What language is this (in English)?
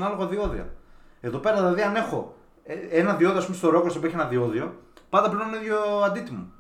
Greek